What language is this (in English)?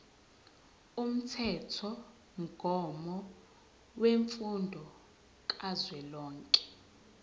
Zulu